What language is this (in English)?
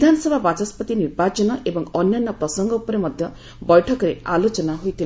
Odia